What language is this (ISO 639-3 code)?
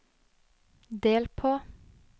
nor